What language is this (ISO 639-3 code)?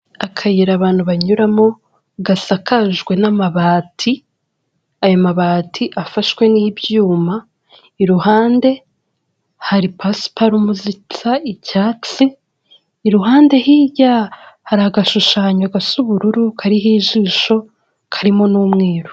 kin